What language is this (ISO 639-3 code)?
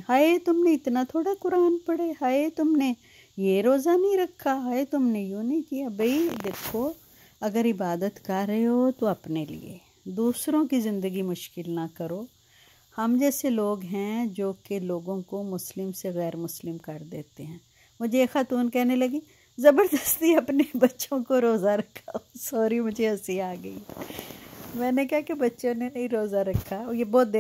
hin